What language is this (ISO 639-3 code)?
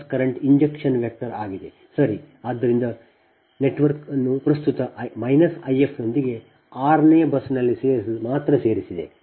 kan